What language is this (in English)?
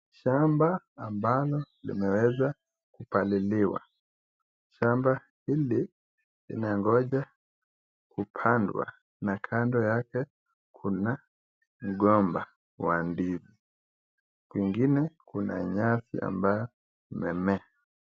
Swahili